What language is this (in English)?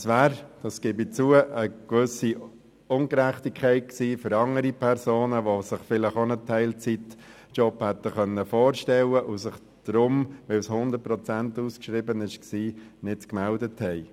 Swiss German